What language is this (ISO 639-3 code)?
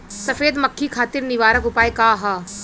bho